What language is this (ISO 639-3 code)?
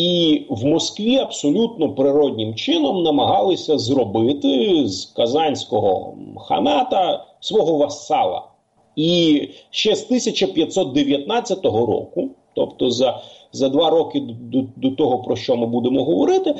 ukr